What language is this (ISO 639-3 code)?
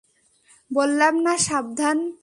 ben